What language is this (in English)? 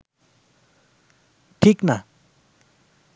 Bangla